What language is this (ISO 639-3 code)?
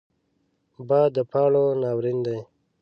pus